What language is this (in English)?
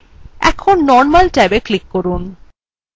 Bangla